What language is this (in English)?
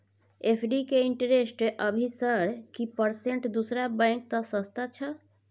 Maithili